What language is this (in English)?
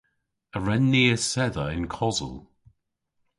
Cornish